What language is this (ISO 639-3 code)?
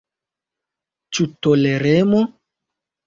epo